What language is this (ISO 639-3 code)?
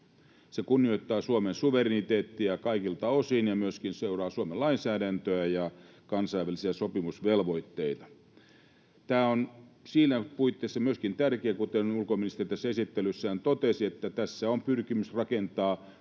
fin